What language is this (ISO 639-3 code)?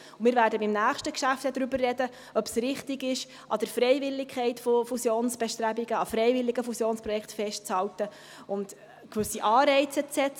gsw